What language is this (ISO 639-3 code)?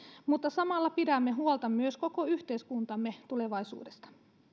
fin